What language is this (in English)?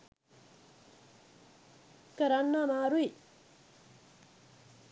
Sinhala